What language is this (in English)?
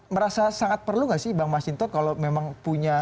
Indonesian